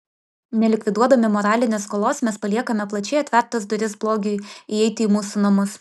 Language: Lithuanian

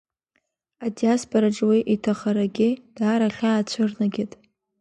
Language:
Abkhazian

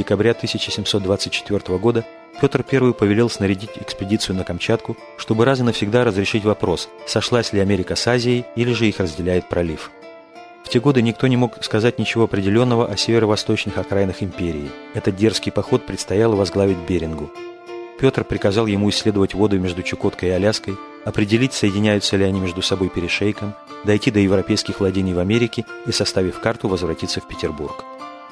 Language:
Russian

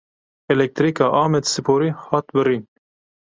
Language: Kurdish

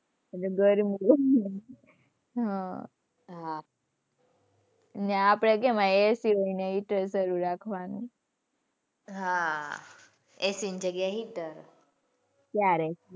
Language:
Gujarati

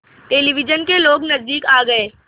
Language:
Hindi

